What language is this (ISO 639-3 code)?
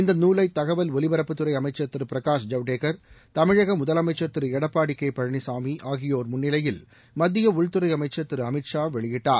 tam